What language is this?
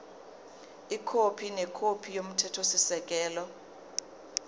Zulu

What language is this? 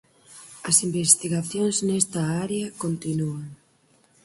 Galician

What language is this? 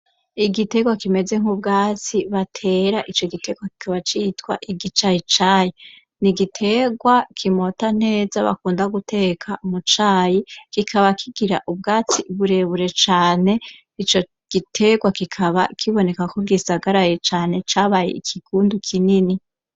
Rundi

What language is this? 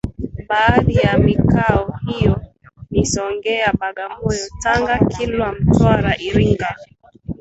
Swahili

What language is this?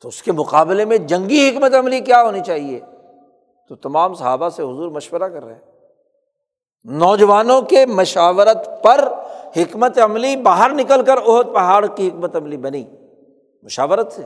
Urdu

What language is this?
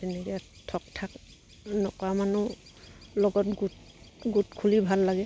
Assamese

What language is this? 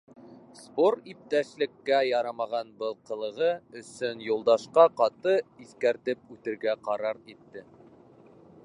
Bashkir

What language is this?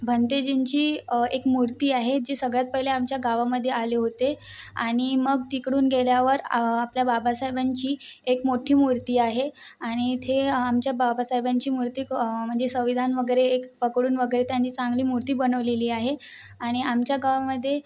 Marathi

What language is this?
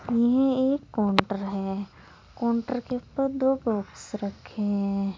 Hindi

